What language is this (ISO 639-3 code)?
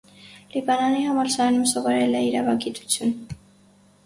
hye